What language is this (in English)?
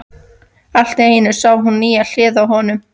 Icelandic